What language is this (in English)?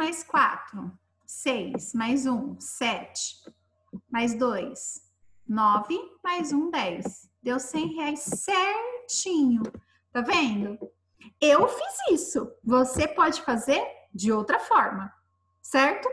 Portuguese